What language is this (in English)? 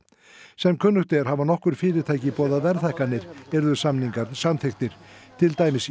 Icelandic